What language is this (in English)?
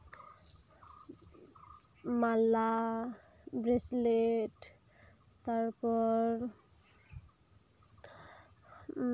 Santali